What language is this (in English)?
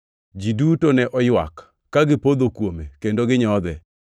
Luo (Kenya and Tanzania)